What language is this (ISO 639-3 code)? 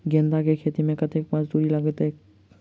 mai